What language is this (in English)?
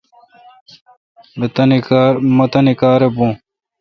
Kalkoti